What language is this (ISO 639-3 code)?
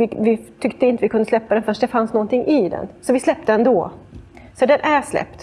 swe